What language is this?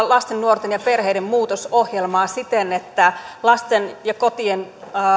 Finnish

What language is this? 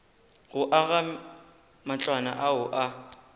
Northern Sotho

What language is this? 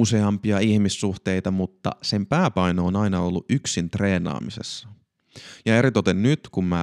Finnish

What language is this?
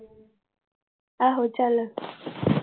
Punjabi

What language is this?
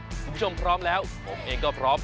Thai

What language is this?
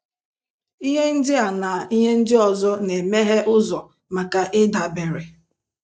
Igbo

